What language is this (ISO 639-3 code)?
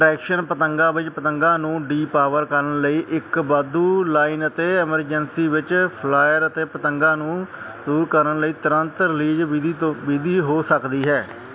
pan